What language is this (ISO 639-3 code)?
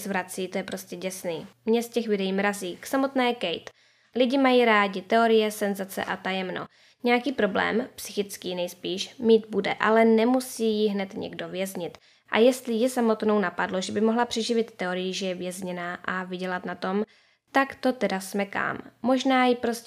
ces